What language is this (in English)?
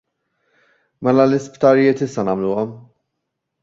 Maltese